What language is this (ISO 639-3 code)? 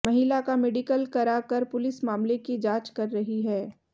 hin